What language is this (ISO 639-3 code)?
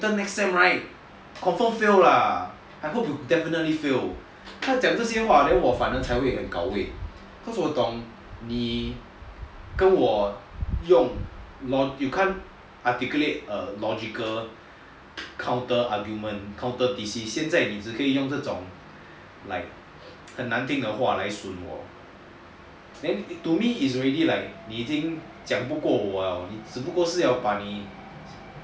eng